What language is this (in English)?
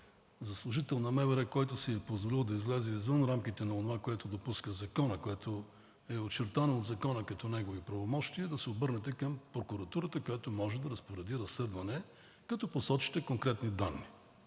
Bulgarian